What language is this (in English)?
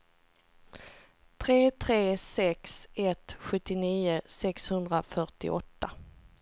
Swedish